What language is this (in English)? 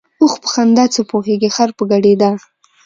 Pashto